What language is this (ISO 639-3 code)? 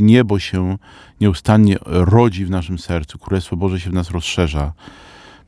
pol